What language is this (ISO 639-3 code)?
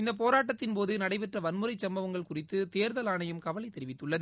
tam